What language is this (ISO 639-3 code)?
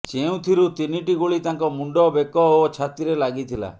ori